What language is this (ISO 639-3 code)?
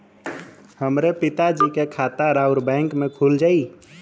bho